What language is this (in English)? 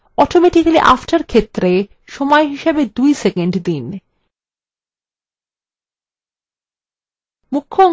Bangla